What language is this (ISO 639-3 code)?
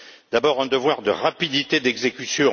fra